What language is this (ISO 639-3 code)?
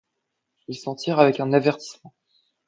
fra